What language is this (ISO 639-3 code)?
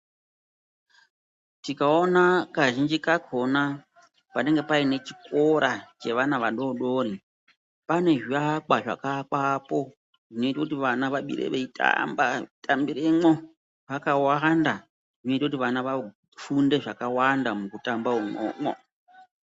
ndc